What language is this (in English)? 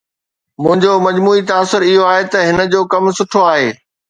Sindhi